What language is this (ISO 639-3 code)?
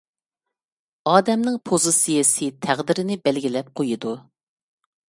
uig